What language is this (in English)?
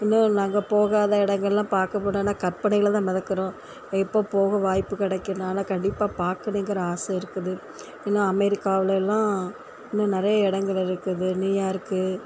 Tamil